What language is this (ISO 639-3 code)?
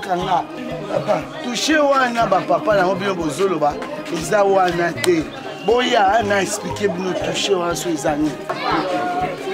fra